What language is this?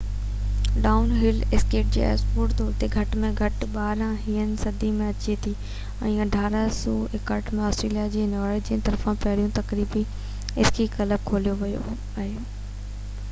Sindhi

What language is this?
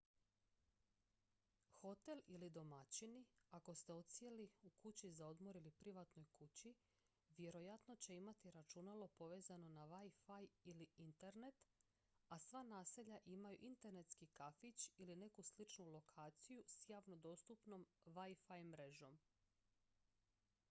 Croatian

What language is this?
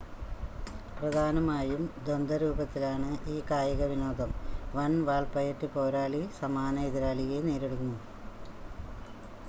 Malayalam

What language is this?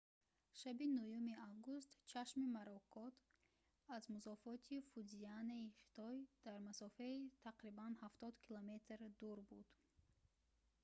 Tajik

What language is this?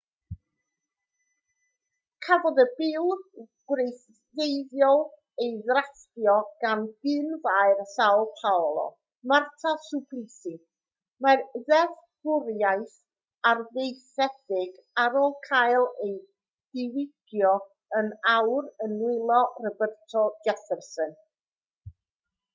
Welsh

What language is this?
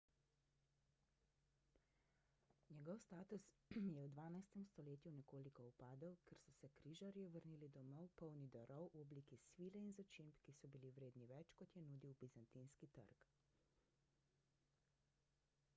Slovenian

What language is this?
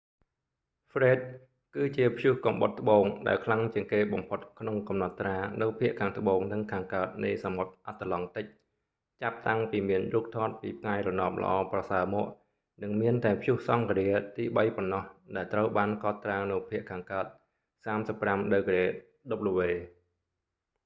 Khmer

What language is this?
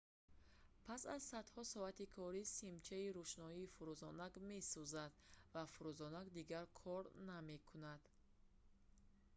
Tajik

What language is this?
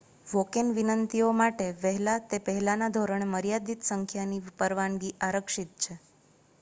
Gujarati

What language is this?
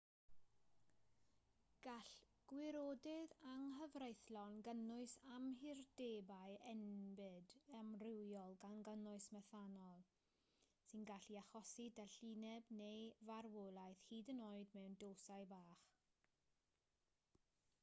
Welsh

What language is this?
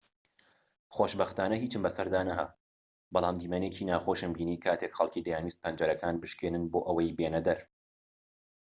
Central Kurdish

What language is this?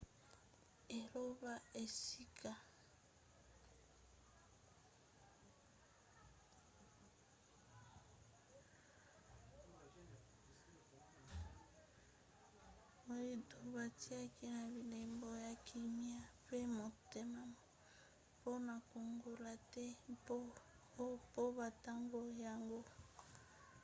Lingala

